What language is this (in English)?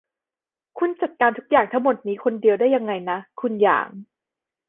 Thai